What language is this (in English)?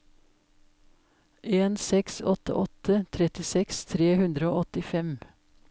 Norwegian